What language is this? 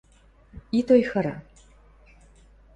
Western Mari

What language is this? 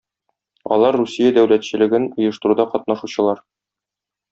Tatar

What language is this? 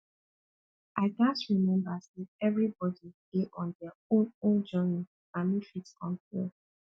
Nigerian Pidgin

